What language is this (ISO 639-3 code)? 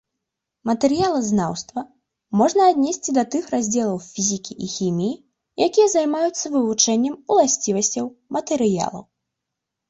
bel